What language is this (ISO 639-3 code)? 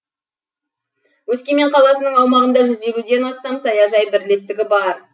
kaz